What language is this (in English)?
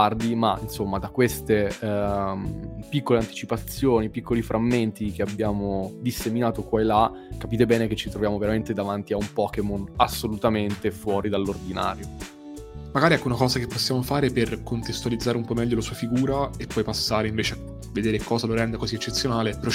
Italian